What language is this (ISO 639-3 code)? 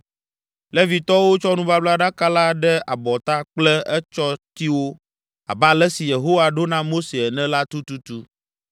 ewe